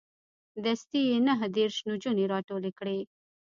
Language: Pashto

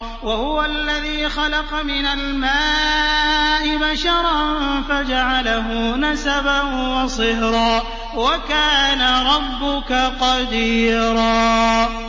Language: Arabic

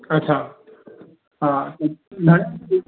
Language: Sindhi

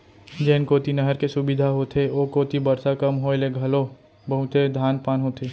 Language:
Chhattisgarhi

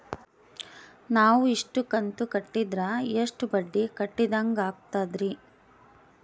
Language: Kannada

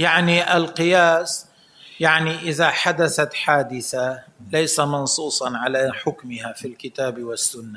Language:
Arabic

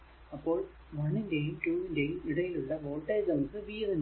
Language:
Malayalam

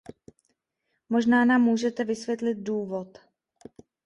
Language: Czech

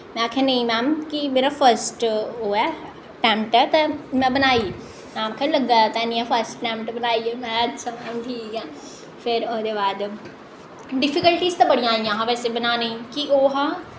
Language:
Dogri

